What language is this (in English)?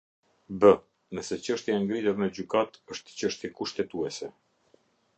Albanian